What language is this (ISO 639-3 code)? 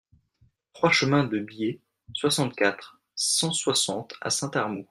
fra